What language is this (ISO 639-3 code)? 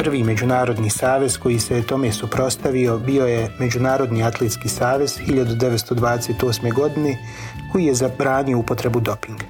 hrv